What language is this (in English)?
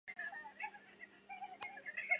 Chinese